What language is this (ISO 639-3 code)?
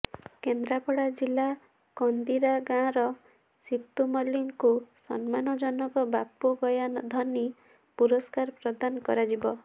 ori